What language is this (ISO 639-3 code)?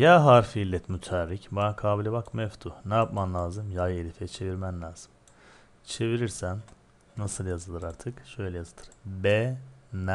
tur